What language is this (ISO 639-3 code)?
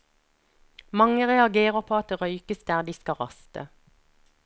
nor